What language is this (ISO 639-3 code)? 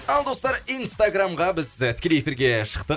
kaz